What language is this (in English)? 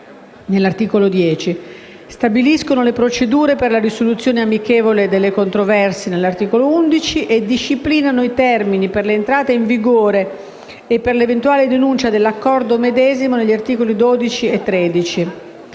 Italian